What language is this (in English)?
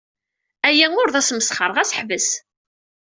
Kabyle